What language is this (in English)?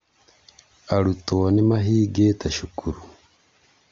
Kikuyu